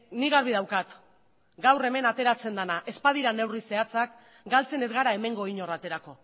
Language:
Basque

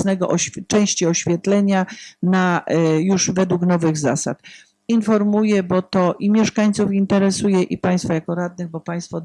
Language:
Polish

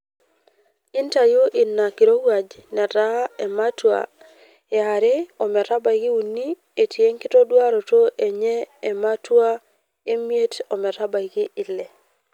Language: Masai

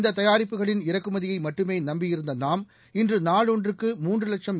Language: Tamil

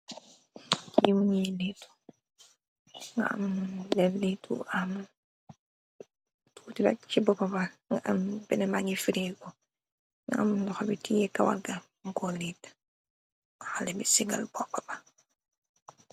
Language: Wolof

